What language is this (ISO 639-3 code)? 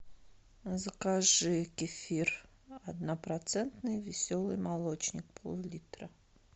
rus